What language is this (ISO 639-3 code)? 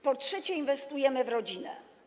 pol